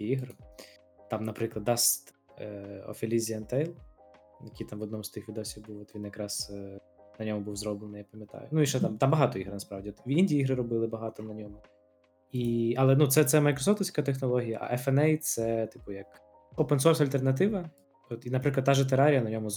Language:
Ukrainian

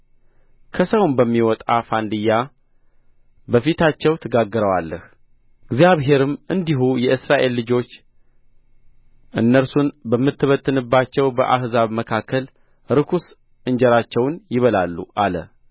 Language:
Amharic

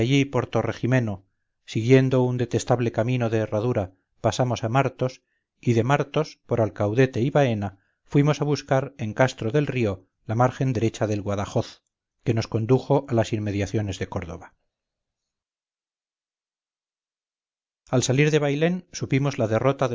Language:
Spanish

